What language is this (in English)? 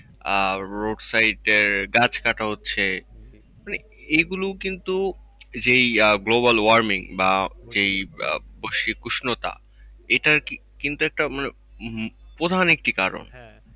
Bangla